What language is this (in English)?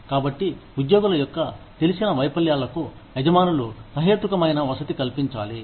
Telugu